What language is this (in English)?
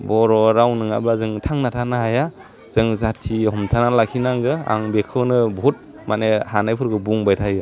Bodo